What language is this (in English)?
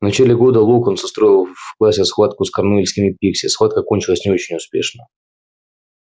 Russian